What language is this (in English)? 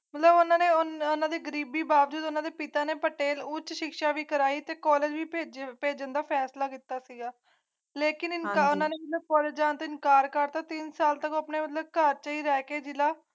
Punjabi